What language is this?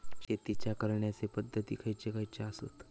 Marathi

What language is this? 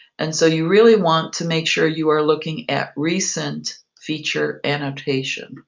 English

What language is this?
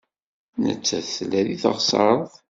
Kabyle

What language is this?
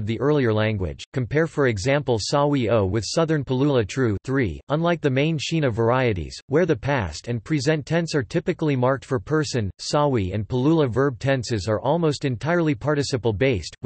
English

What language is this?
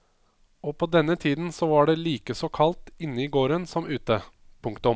Norwegian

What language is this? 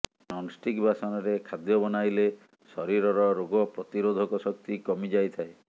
Odia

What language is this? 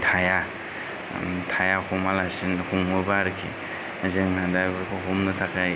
Bodo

